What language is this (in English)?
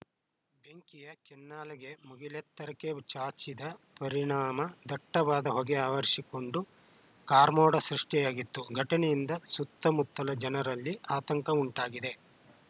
Kannada